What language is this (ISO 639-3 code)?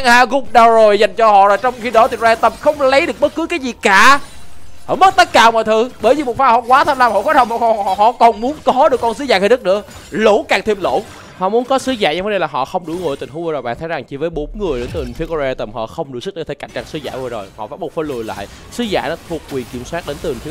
vie